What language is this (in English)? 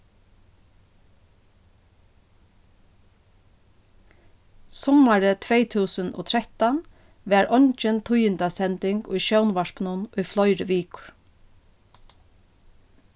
Faroese